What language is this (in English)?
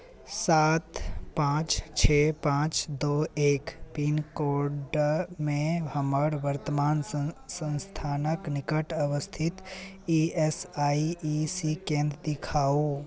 Maithili